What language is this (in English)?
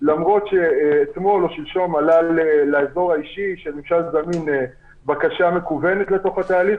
Hebrew